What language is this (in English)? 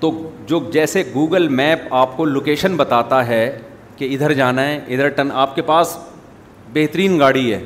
Urdu